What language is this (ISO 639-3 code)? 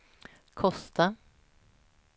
swe